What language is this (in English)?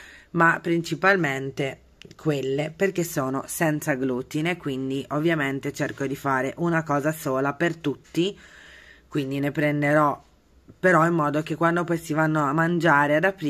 Italian